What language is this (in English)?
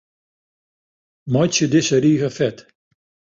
Western Frisian